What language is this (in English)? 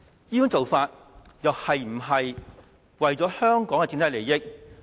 Cantonese